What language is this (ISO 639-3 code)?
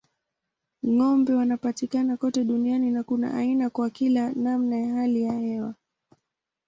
swa